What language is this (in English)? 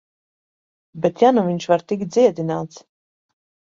Latvian